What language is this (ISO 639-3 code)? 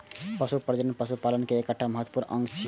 mai